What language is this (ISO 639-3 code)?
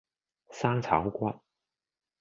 yue